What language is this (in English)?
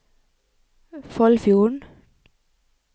Norwegian